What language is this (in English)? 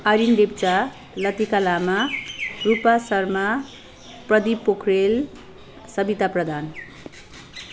Nepali